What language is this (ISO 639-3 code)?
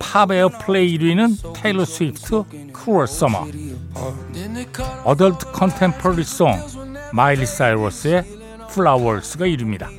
kor